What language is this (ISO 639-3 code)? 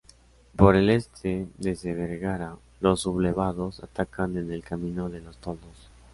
spa